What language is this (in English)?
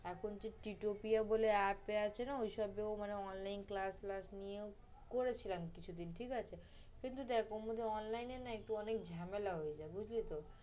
Bangla